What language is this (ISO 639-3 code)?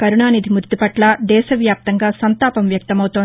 tel